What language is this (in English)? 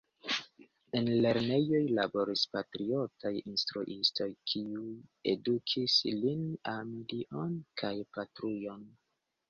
Esperanto